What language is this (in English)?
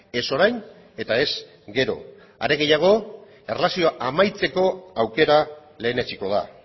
Basque